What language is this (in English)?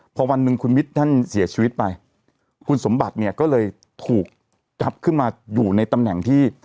Thai